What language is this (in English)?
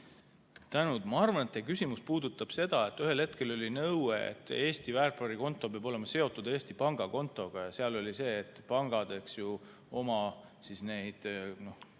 Estonian